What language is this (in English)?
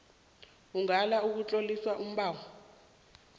South Ndebele